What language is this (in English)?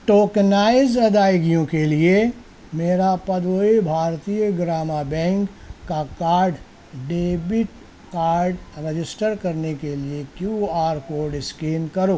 Urdu